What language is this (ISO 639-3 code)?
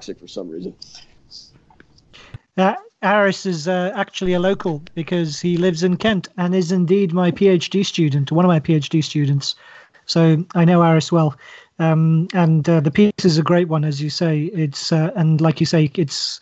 eng